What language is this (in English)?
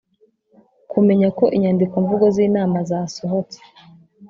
Kinyarwanda